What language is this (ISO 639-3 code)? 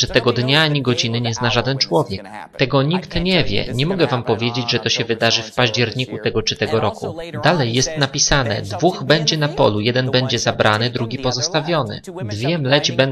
pol